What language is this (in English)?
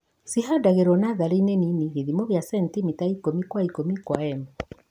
Kikuyu